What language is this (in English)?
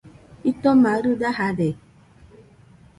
Nüpode Huitoto